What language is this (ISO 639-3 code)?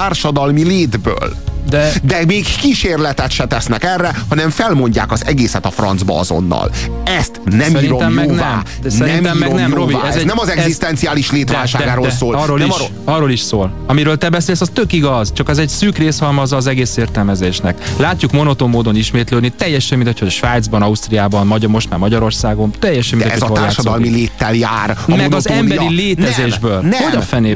hun